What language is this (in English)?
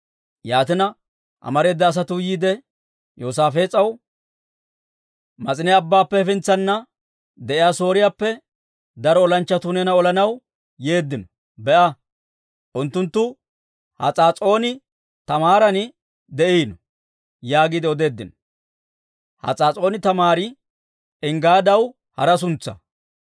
Dawro